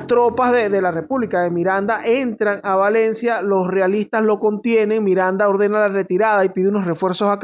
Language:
Spanish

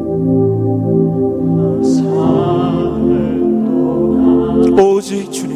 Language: Korean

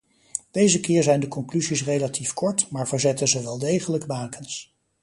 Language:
Dutch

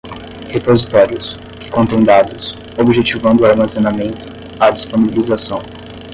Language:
Portuguese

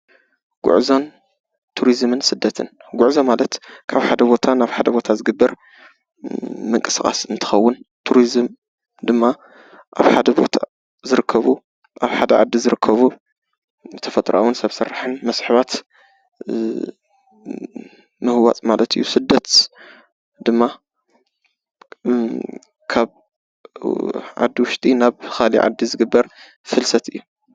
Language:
Tigrinya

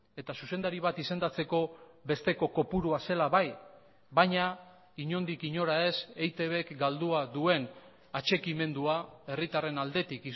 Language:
Basque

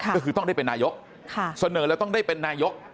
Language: Thai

